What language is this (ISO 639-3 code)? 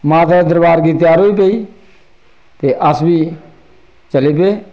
doi